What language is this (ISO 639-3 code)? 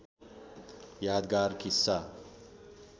nep